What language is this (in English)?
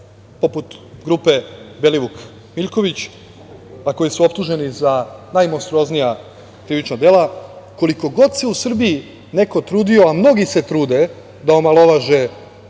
Serbian